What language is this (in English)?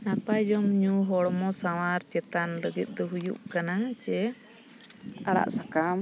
Santali